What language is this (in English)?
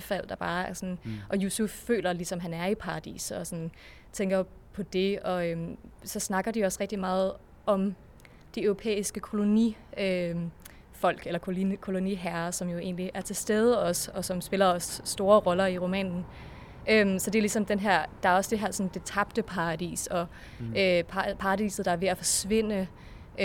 Danish